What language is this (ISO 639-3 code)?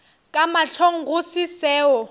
nso